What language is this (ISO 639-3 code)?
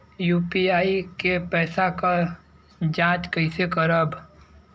bho